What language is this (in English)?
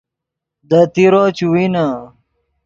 Yidgha